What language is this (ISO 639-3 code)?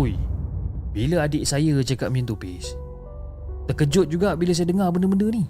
msa